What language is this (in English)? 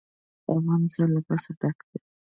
Pashto